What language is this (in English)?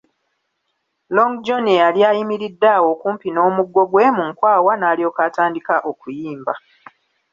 Ganda